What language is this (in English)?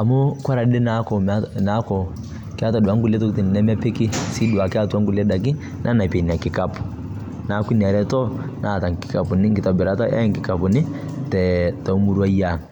Masai